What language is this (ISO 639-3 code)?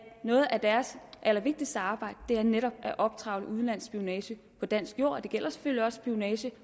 dan